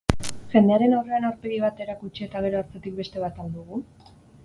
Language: Basque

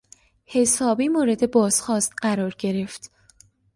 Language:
Persian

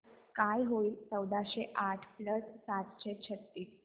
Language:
Marathi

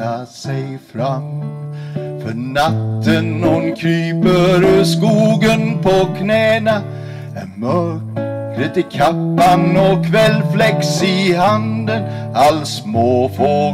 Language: Swedish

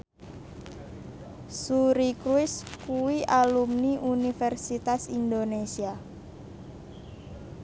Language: Javanese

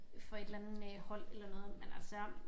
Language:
Danish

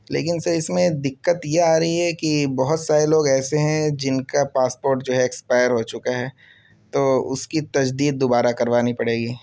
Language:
Urdu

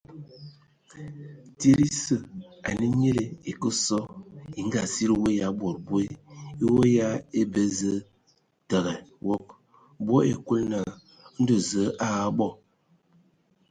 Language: Ewondo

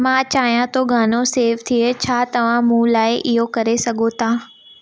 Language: Sindhi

